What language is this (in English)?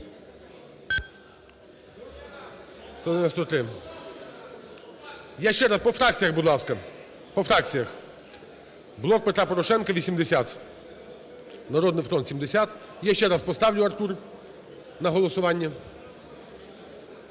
Ukrainian